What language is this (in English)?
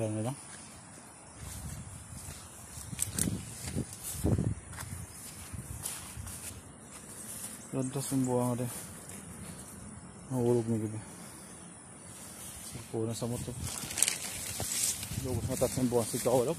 Filipino